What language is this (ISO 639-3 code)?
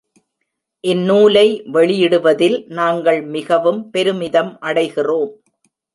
tam